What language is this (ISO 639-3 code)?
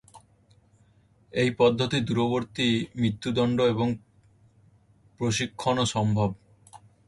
ben